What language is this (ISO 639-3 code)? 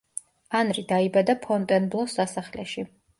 kat